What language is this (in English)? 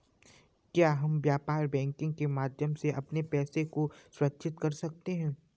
Hindi